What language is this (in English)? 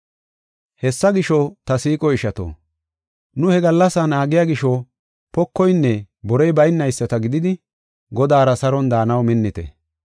Gofa